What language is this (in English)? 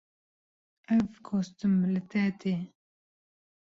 Kurdish